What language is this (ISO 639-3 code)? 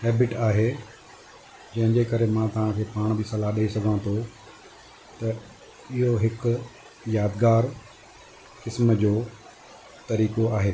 snd